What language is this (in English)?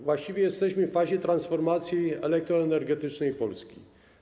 Polish